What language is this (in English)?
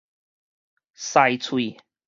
Min Nan Chinese